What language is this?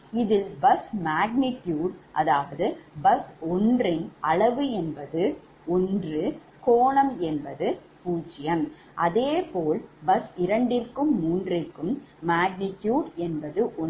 Tamil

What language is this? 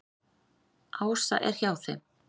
Icelandic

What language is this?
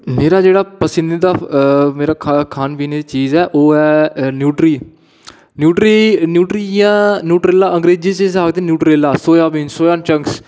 Dogri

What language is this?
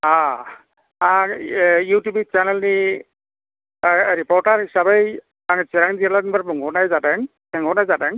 Bodo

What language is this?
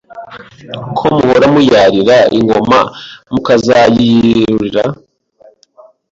Kinyarwanda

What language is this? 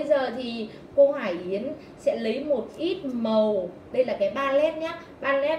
Vietnamese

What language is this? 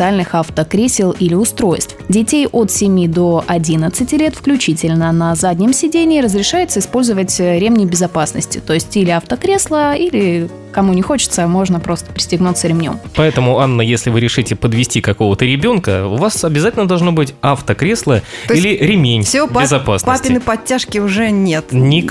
Russian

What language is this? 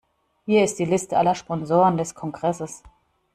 German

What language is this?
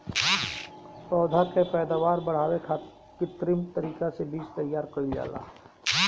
Bhojpuri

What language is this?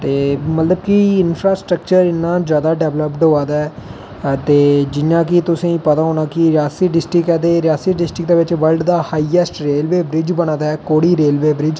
Dogri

